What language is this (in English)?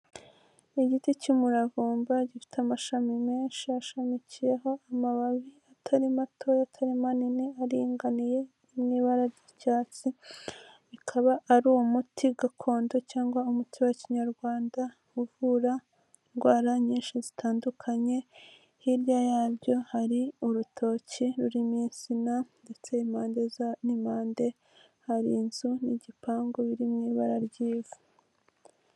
Kinyarwanda